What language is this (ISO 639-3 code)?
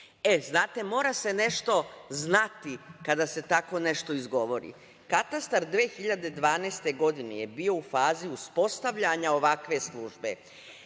srp